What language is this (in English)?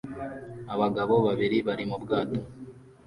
Kinyarwanda